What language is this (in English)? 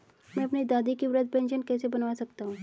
Hindi